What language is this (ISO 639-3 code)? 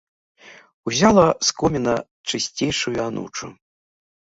bel